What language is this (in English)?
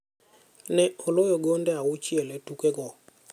Luo (Kenya and Tanzania)